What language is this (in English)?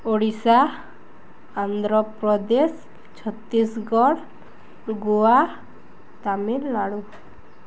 Odia